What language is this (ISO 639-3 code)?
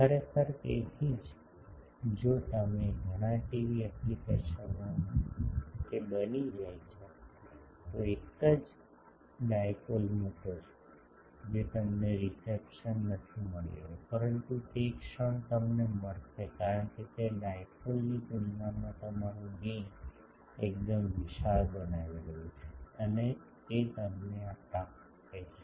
guj